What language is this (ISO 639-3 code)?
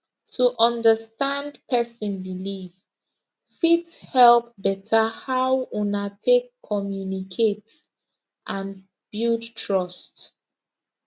pcm